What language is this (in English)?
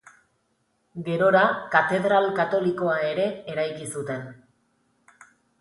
Basque